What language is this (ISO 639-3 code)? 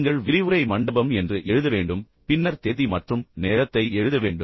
tam